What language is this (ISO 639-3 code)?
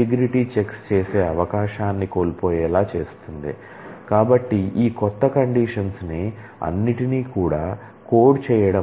tel